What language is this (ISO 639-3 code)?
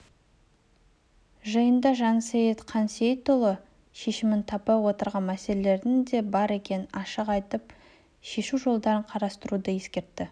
kaz